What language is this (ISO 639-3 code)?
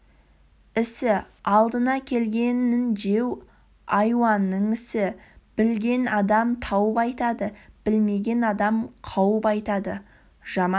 kaz